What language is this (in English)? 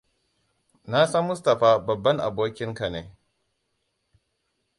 Hausa